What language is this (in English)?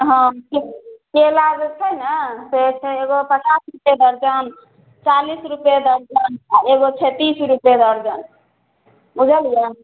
Maithili